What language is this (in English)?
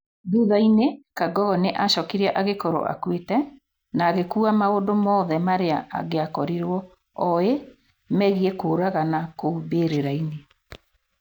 Kikuyu